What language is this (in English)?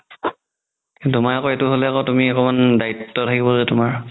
Assamese